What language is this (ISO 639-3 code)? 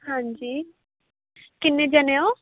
pan